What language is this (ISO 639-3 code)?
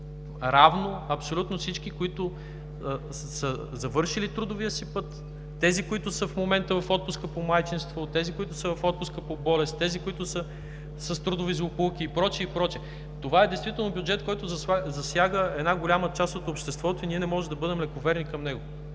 bul